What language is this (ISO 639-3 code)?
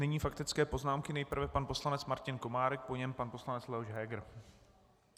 ces